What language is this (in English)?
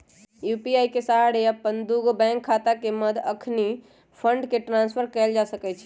Magahi